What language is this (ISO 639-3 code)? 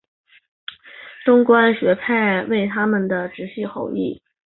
zho